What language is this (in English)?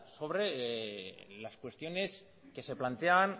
Spanish